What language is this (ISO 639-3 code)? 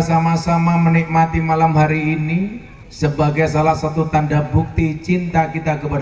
ind